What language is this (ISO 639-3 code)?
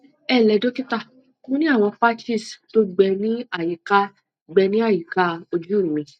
yor